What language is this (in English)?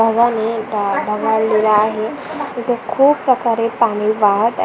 Marathi